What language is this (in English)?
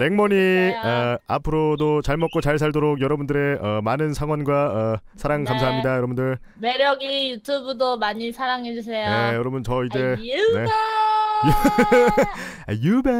Korean